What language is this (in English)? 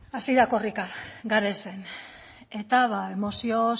Basque